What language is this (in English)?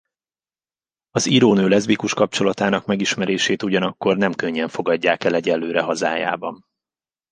Hungarian